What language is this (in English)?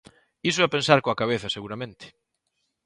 Galician